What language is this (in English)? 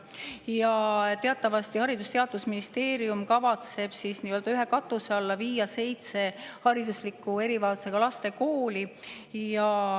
Estonian